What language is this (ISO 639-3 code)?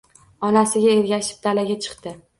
uzb